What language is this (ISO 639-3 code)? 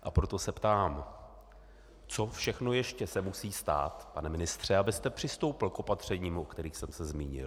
ces